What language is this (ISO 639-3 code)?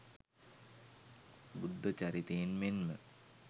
sin